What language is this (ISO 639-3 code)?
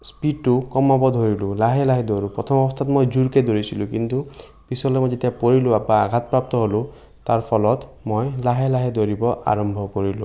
asm